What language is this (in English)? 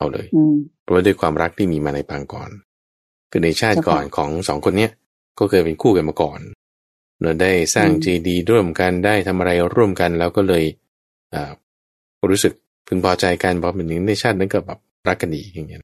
Thai